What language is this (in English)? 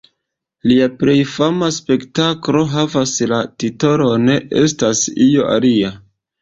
Esperanto